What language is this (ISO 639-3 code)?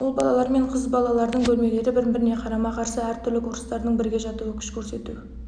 kaz